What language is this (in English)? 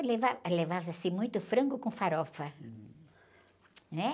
Portuguese